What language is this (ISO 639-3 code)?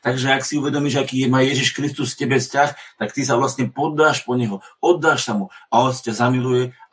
slk